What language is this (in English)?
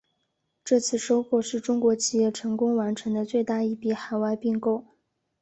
Chinese